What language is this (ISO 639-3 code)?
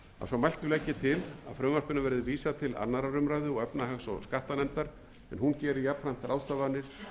isl